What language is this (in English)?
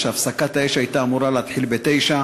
Hebrew